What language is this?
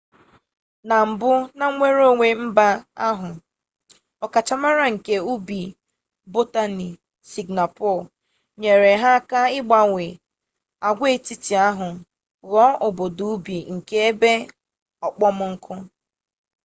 Igbo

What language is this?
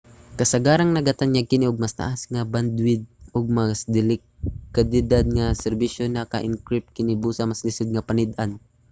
Cebuano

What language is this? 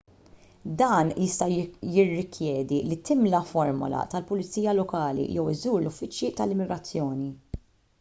Maltese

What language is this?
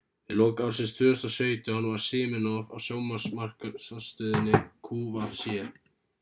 Icelandic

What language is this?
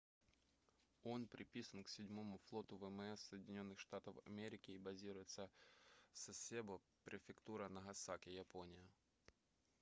Russian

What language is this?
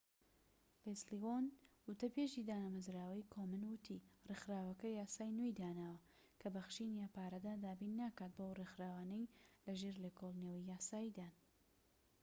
Central Kurdish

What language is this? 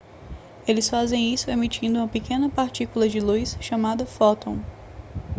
Portuguese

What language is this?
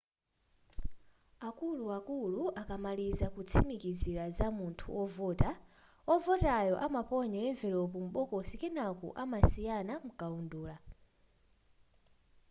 Nyanja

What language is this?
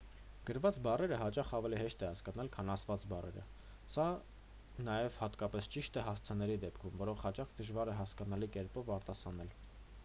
Armenian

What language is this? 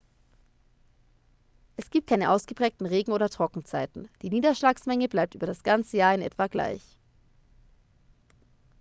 German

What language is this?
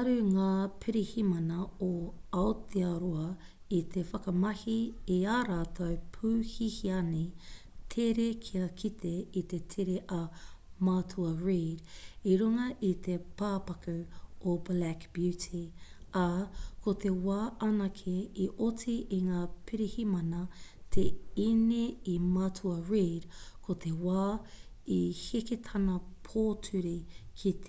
Māori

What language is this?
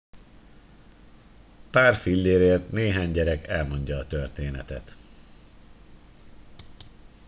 Hungarian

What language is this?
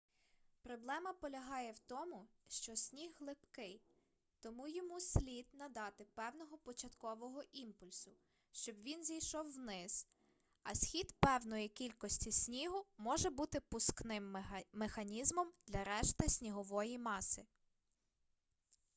Ukrainian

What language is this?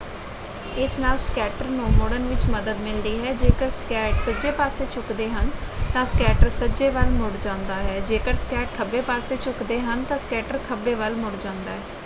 Punjabi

